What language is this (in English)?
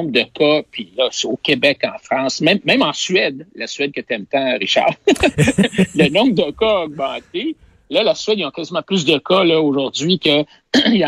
French